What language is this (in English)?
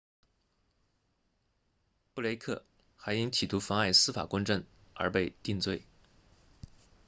Chinese